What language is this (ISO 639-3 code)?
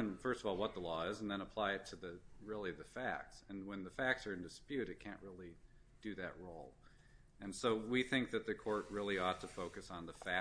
eng